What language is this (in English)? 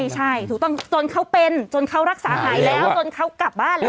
Thai